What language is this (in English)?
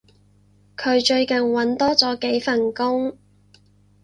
Cantonese